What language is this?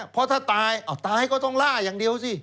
Thai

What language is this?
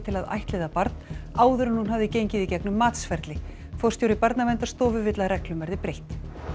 Icelandic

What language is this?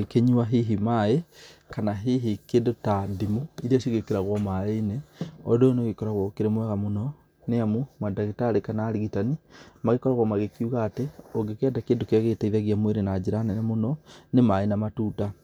Kikuyu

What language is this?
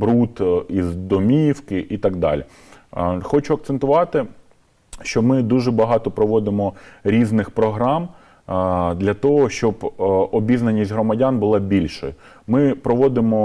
Ukrainian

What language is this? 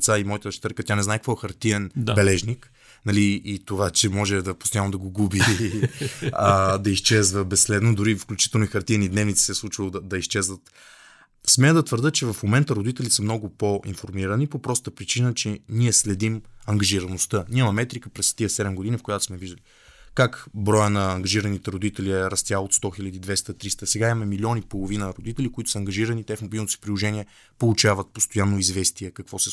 Bulgarian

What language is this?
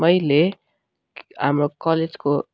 Nepali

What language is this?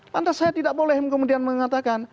Indonesian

